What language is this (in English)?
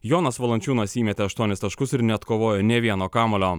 Lithuanian